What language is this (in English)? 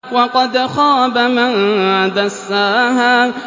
Arabic